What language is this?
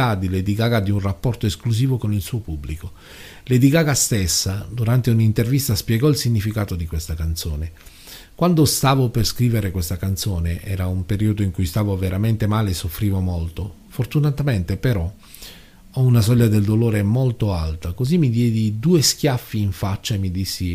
Italian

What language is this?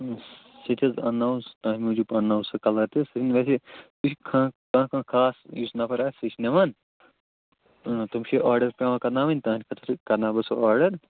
Kashmiri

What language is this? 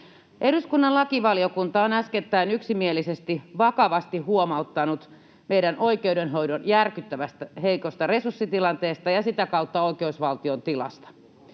Finnish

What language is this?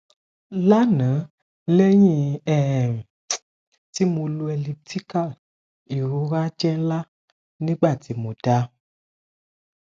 Yoruba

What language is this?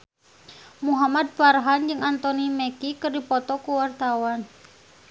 Sundanese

